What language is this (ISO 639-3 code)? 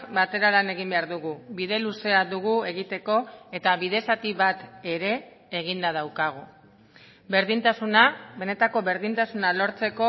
eus